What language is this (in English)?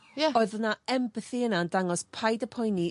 Welsh